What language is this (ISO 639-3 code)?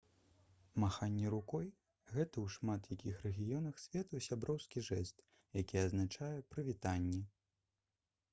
bel